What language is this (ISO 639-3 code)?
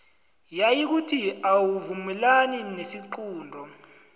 nbl